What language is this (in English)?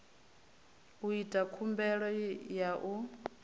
Venda